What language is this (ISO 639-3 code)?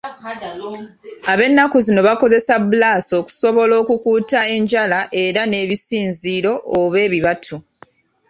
lug